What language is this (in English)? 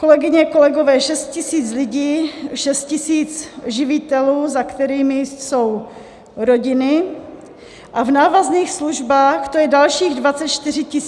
Czech